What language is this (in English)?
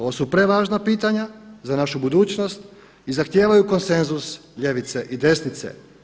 Croatian